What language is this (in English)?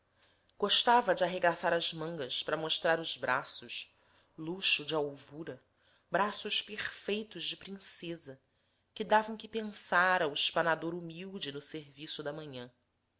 Portuguese